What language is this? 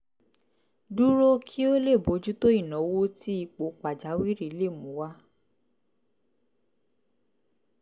Yoruba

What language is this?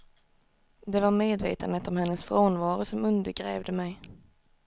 Swedish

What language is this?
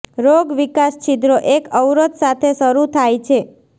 Gujarati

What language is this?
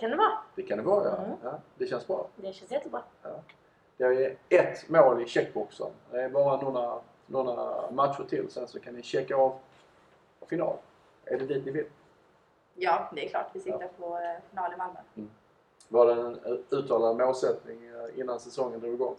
Swedish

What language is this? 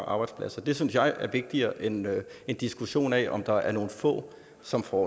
Danish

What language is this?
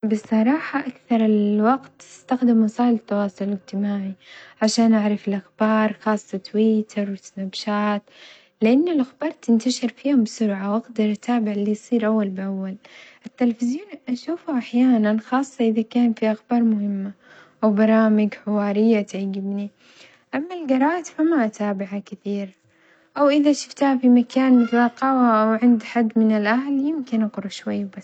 Omani Arabic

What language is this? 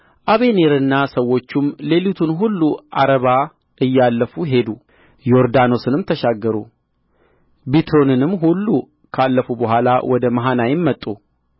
Amharic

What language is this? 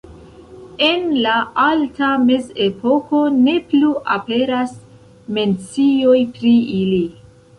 Esperanto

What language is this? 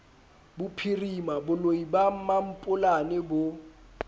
Southern Sotho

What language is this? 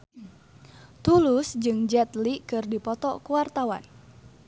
Sundanese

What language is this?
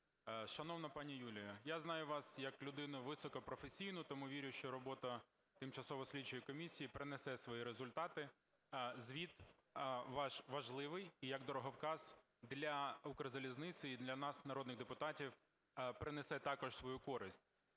Ukrainian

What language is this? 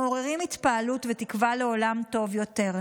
Hebrew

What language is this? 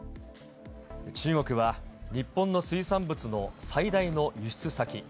Japanese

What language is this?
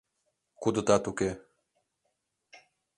Mari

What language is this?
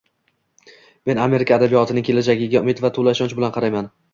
Uzbek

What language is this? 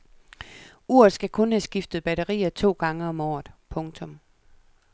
Danish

